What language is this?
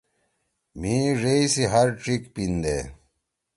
Torwali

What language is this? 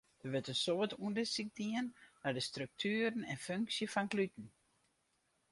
Western Frisian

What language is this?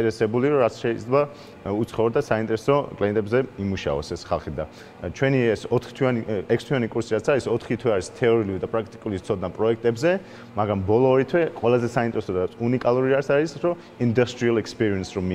Korean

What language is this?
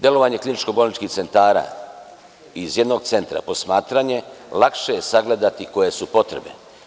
Serbian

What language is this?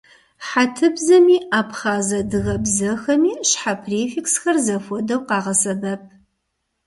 Kabardian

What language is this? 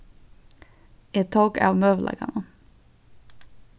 Faroese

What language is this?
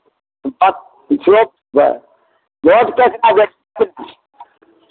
Maithili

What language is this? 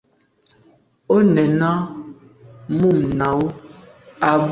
Medumba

